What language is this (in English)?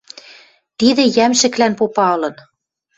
Western Mari